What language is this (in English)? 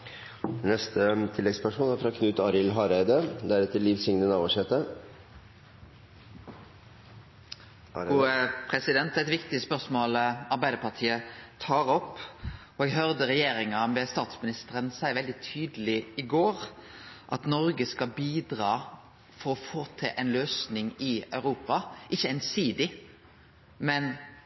Norwegian Nynorsk